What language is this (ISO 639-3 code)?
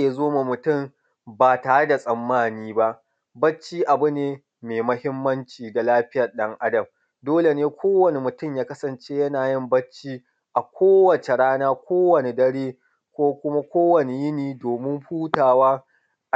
hau